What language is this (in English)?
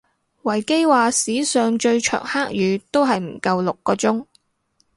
Cantonese